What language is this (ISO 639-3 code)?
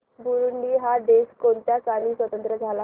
mar